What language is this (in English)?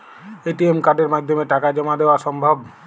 Bangla